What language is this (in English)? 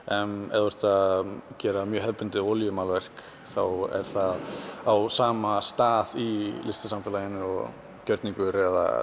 Icelandic